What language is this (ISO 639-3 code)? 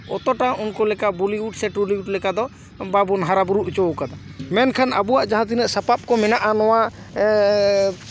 sat